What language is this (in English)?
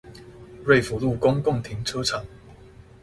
Chinese